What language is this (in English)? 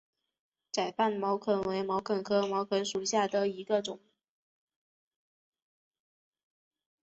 Chinese